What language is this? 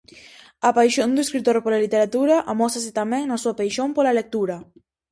Galician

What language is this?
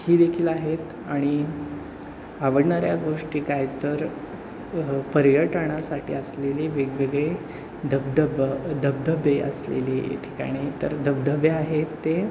Marathi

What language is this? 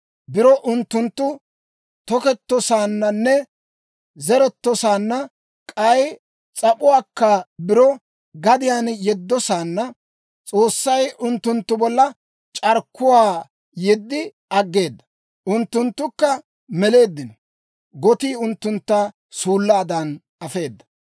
Dawro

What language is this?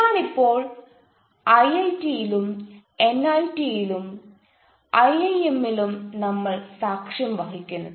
Malayalam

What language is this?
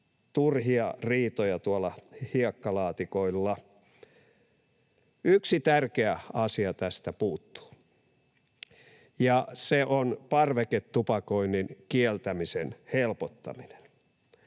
Finnish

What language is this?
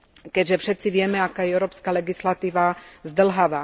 Slovak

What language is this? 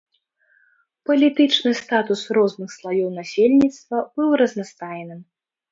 Belarusian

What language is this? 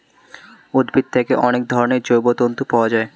Bangla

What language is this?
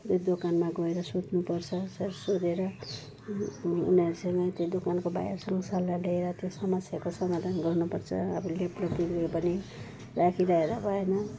Nepali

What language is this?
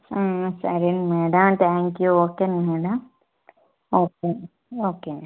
Telugu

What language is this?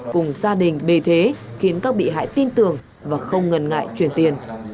Vietnamese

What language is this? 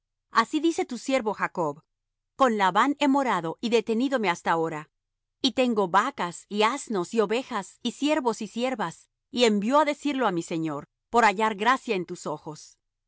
Spanish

